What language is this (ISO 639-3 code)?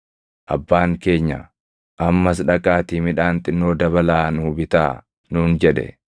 orm